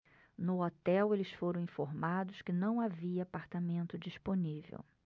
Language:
Portuguese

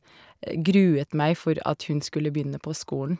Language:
Norwegian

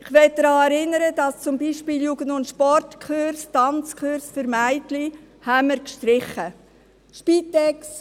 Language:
Swiss German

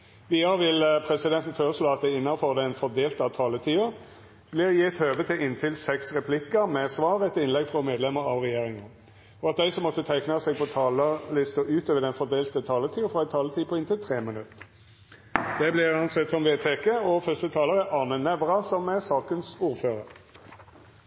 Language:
Norwegian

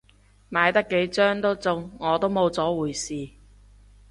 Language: Cantonese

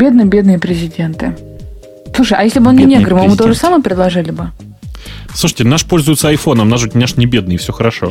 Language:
Russian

